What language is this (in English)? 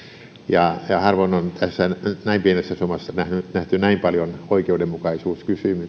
Finnish